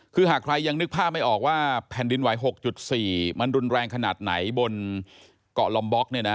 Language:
Thai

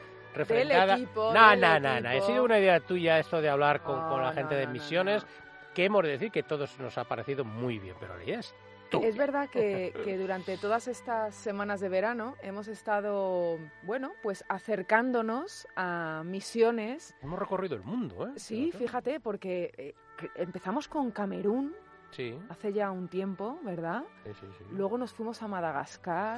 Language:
Spanish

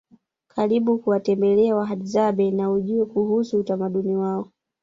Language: Swahili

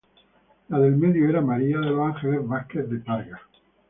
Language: Spanish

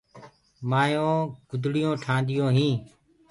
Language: Gurgula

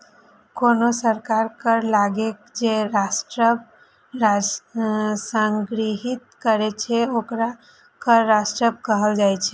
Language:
Maithili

